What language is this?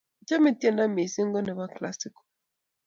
Kalenjin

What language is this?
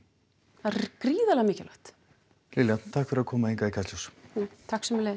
Icelandic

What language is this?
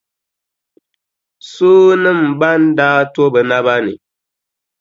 Dagbani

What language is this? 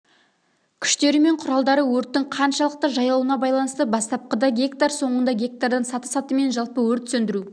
Kazakh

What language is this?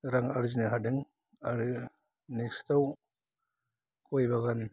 Bodo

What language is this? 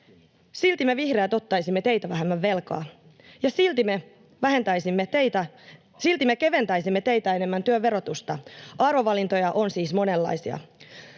Finnish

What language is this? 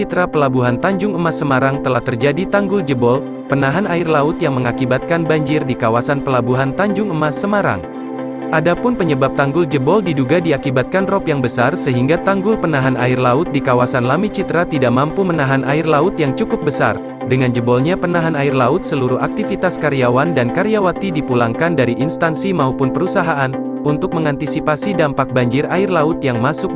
Indonesian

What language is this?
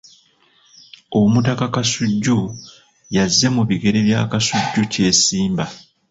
Ganda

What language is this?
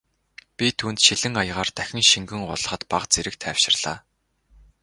Mongolian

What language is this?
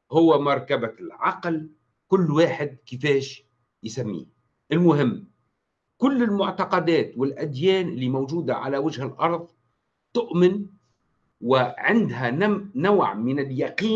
Arabic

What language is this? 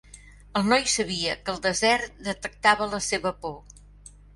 Catalan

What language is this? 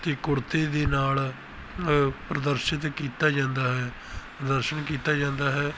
Punjabi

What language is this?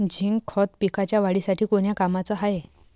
Marathi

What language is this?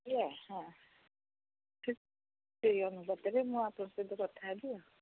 Odia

